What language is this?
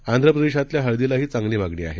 Marathi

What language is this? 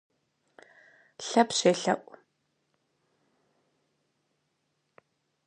Kabardian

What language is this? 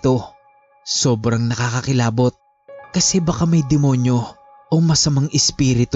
Filipino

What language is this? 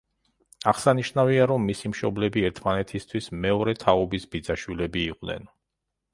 Georgian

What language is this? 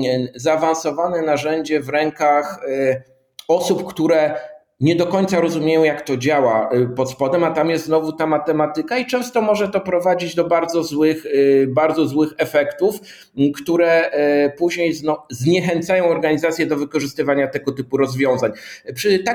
Polish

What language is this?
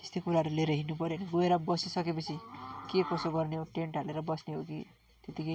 Nepali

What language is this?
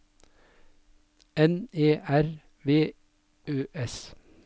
Norwegian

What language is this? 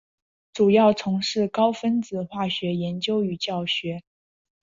Chinese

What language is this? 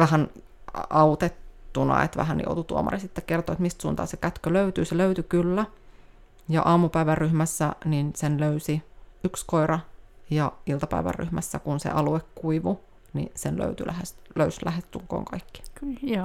Finnish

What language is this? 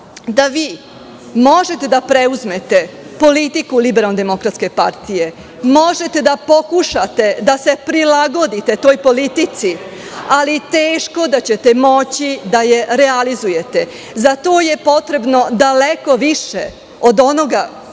Serbian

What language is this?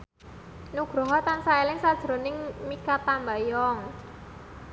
Javanese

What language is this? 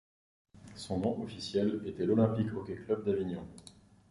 French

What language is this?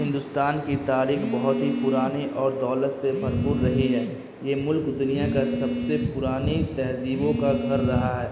Urdu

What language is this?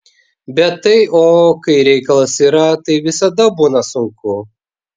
Lithuanian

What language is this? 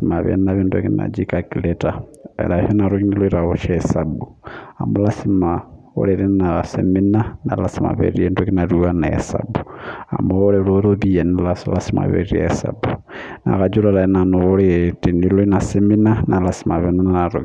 Masai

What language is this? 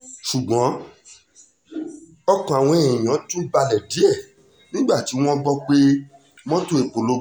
Yoruba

